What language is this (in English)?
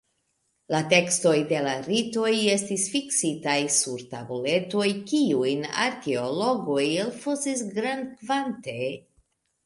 Esperanto